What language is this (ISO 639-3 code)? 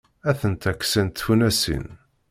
kab